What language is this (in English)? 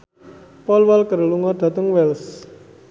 Javanese